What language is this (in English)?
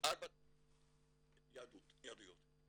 Hebrew